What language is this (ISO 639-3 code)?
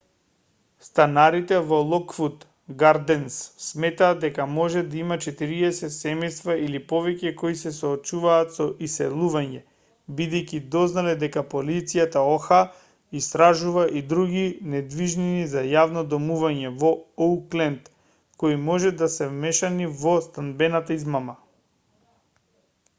mkd